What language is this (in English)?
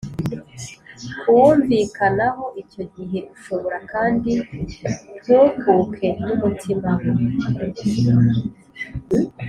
Kinyarwanda